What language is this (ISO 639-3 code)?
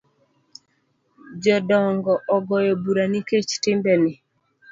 luo